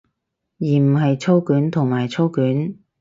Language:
Cantonese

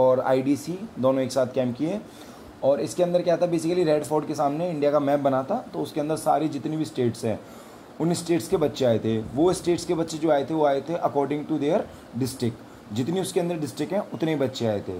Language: Hindi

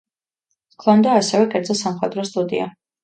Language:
Georgian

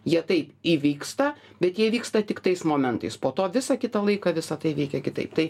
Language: Lithuanian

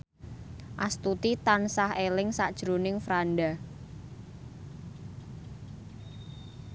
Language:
Javanese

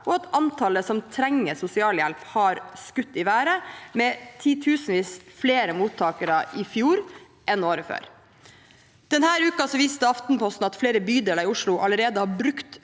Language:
Norwegian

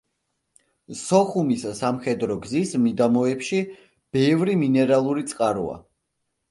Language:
Georgian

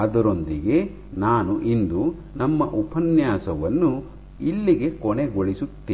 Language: Kannada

